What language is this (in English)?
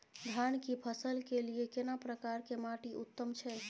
Maithili